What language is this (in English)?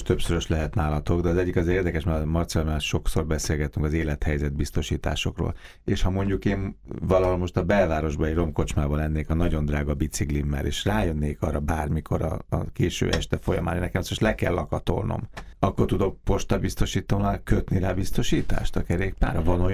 Hungarian